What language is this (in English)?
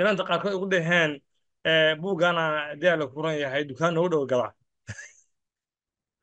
Arabic